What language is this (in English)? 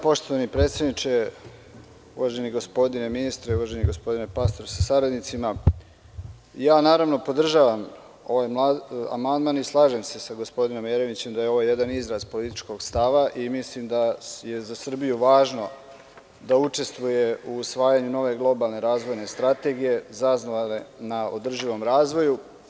Serbian